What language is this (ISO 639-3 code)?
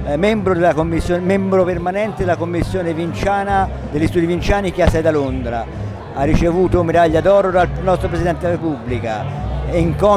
ita